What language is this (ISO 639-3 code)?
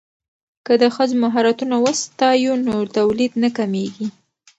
pus